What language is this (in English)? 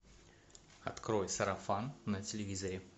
Russian